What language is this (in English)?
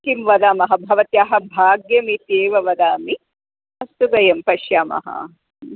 Sanskrit